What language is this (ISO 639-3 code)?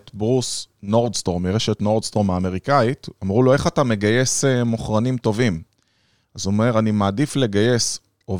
heb